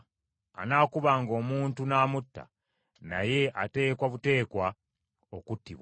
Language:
Ganda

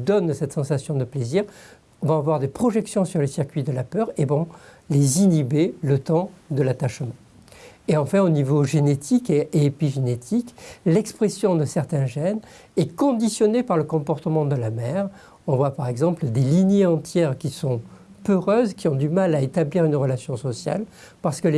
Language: French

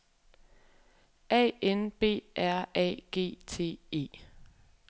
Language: Danish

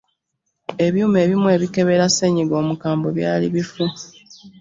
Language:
Ganda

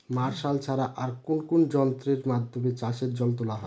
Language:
Bangla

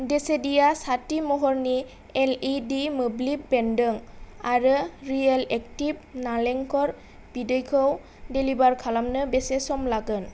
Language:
Bodo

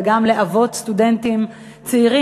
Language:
Hebrew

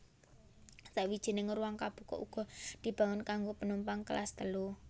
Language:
Javanese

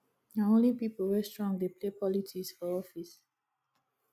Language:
Nigerian Pidgin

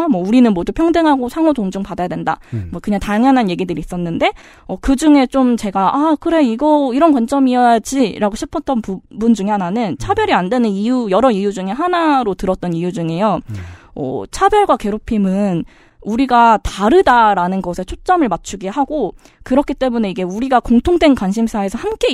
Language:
Korean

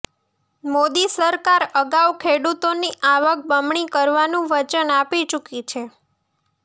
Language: Gujarati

